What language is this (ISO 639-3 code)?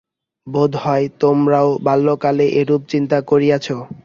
ben